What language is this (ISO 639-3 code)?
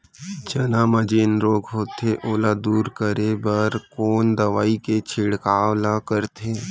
hne